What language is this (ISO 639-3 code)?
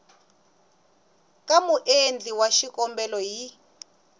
tso